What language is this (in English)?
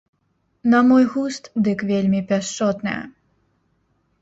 Belarusian